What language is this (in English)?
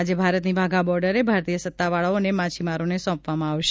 Gujarati